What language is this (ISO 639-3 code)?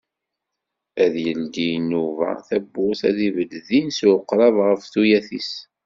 kab